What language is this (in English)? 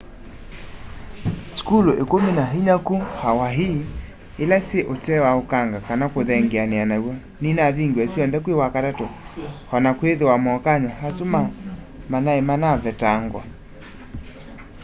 Kamba